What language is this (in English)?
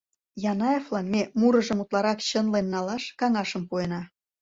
Mari